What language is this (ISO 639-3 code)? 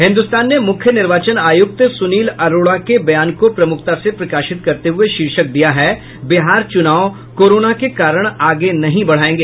hin